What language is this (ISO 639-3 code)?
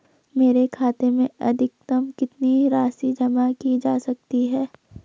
hin